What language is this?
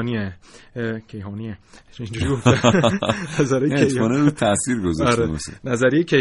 Persian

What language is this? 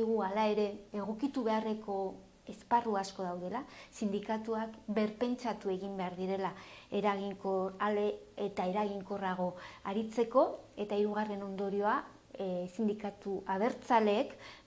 Basque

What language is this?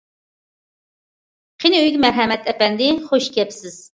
Uyghur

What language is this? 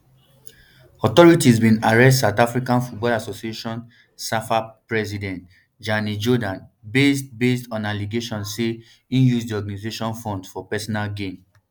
Nigerian Pidgin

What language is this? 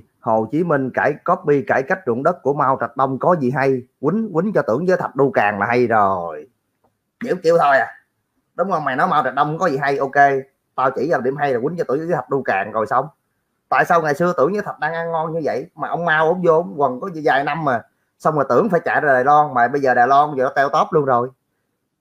Vietnamese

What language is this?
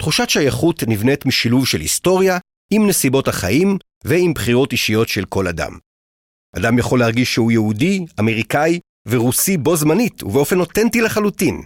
Hebrew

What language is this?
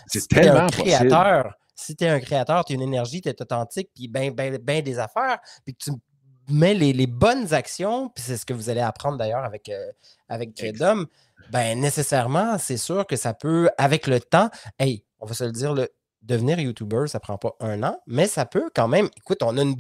French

